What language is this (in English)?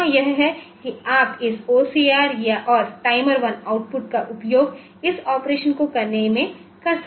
Hindi